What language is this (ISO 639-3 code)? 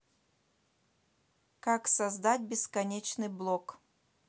rus